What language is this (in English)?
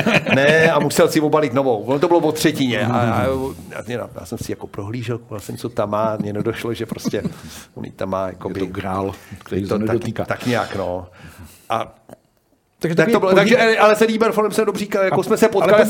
Czech